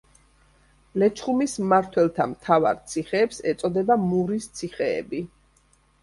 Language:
Georgian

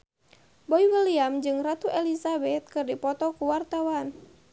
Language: Sundanese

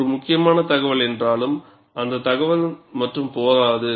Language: Tamil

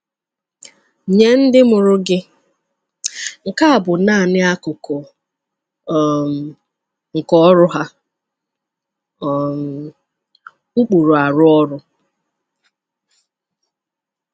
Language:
Igbo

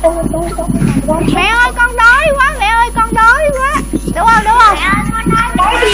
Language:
Vietnamese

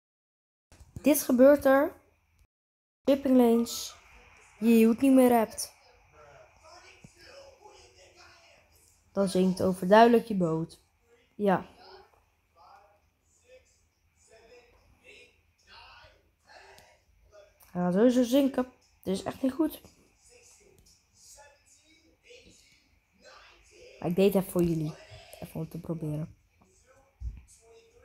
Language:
Dutch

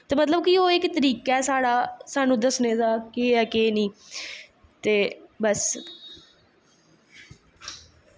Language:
Dogri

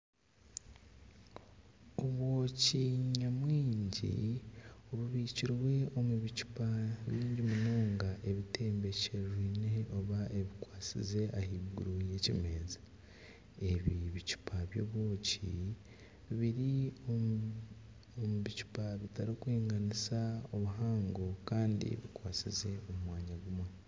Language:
Nyankole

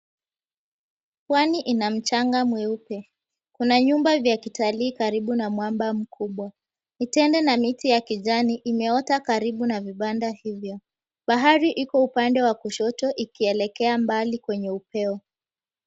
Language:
Swahili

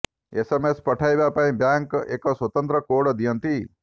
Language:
Odia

